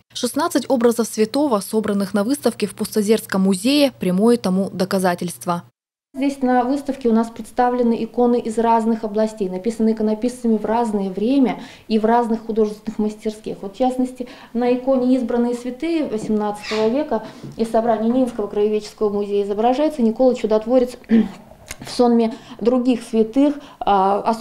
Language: Russian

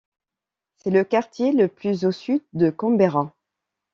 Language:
French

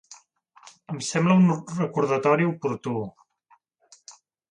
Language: Catalan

